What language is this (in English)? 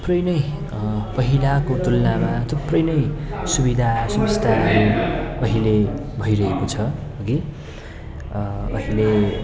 Nepali